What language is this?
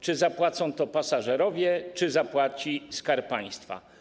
Polish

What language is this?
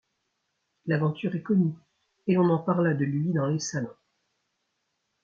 French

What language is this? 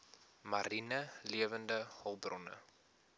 Afrikaans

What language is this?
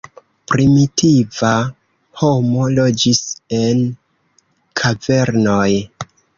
Esperanto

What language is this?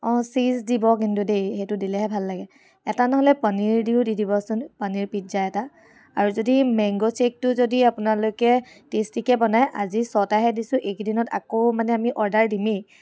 Assamese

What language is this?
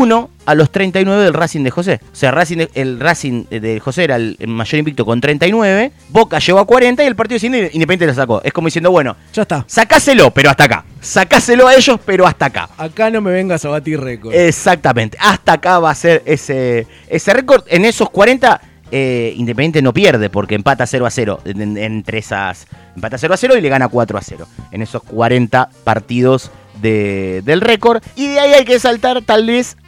Spanish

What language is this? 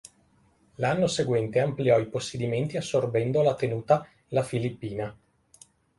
Italian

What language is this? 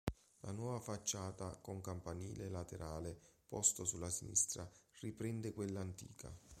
Italian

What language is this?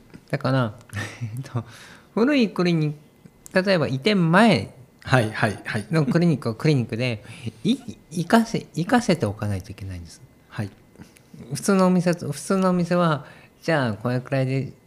Japanese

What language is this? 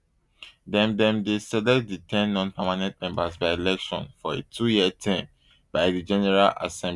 Nigerian Pidgin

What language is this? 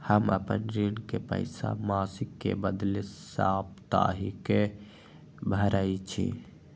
Magahi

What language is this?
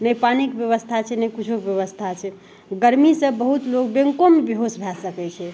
Maithili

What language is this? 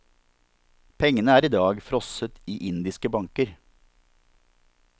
Norwegian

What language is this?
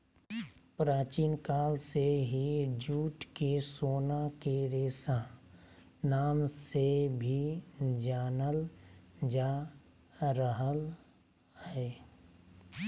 Magahi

